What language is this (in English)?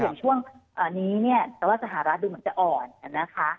Thai